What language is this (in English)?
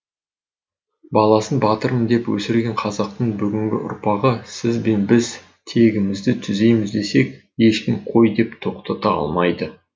Kazakh